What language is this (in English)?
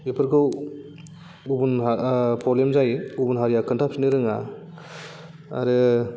Bodo